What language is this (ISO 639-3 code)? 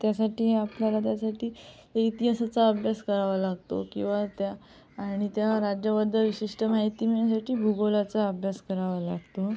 mar